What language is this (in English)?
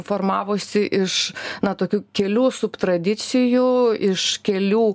Lithuanian